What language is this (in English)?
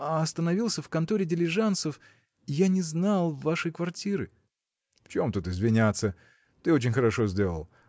Russian